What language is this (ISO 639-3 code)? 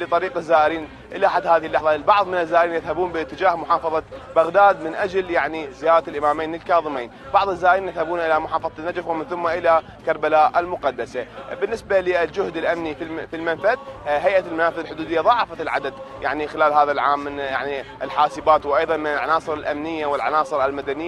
ara